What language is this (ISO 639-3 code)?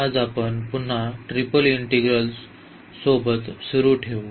mar